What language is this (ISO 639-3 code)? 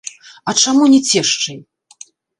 bel